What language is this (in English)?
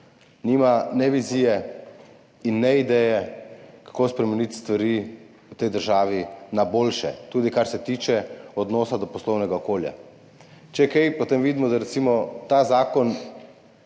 Slovenian